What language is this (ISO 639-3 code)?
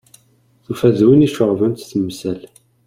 kab